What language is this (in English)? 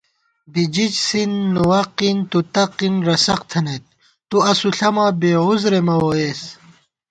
Gawar-Bati